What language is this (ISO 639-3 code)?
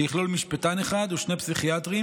heb